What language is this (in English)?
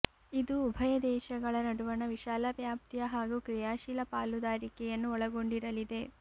Kannada